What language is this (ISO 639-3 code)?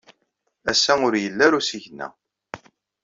kab